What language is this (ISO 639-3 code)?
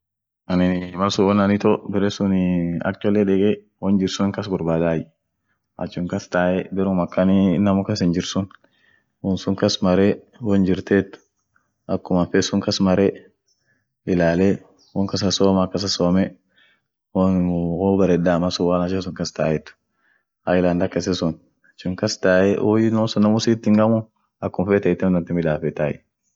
orc